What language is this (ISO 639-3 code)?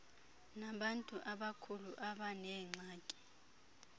xho